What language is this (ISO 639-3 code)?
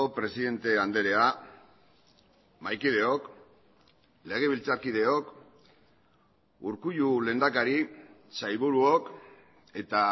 eus